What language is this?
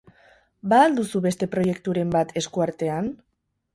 Basque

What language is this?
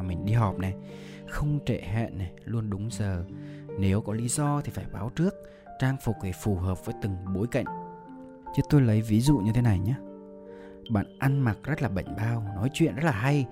Vietnamese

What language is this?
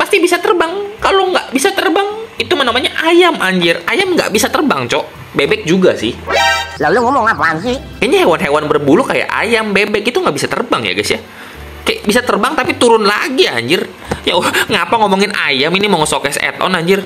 Indonesian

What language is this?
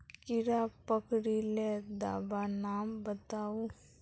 Magahi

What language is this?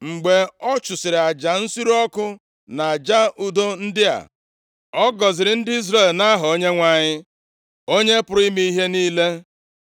Igbo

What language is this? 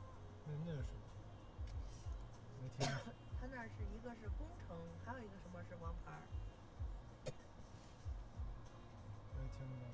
Chinese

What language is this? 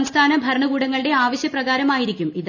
Malayalam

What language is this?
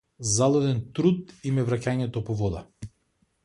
Macedonian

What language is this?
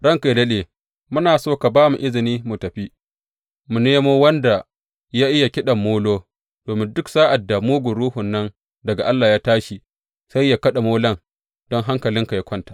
Hausa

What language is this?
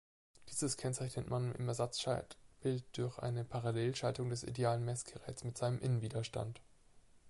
German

